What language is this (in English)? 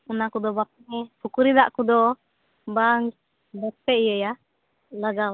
Santali